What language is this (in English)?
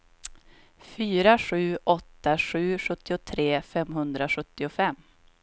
Swedish